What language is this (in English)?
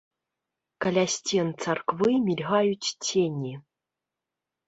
Belarusian